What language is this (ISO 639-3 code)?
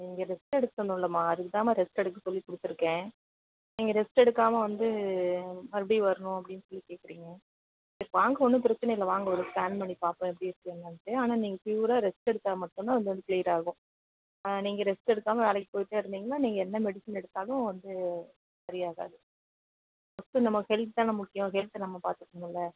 tam